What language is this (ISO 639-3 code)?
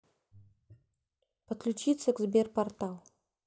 rus